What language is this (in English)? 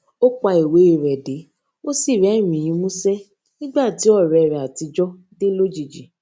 Yoruba